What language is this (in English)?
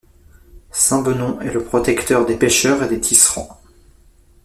French